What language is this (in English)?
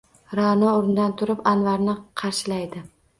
Uzbek